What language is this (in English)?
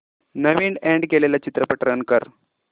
Marathi